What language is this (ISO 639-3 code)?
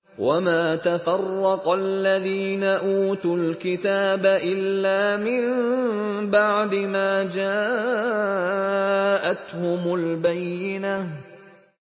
ara